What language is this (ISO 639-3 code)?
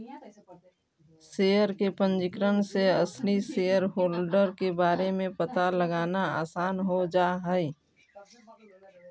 mag